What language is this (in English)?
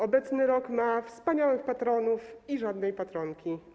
Polish